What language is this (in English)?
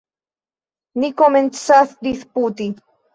Esperanto